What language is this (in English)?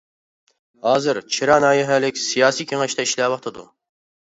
Uyghur